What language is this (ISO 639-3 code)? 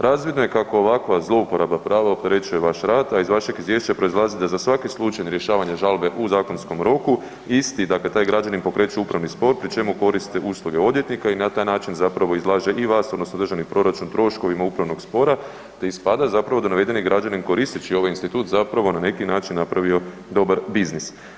hrv